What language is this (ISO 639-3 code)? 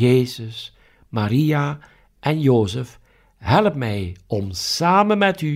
nld